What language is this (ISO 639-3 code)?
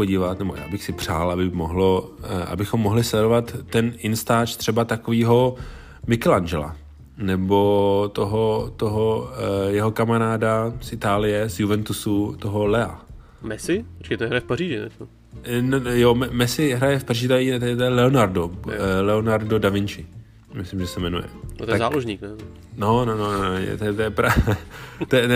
ces